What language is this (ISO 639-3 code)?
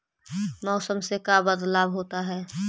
mag